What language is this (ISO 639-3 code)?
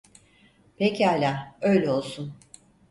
tur